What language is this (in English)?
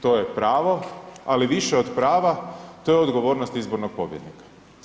Croatian